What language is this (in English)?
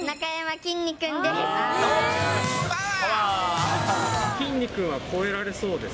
Japanese